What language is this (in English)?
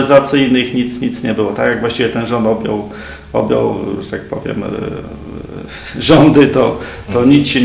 Polish